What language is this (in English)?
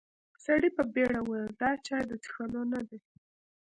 Pashto